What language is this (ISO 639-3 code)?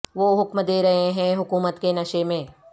urd